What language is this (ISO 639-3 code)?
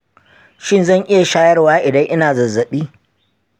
hau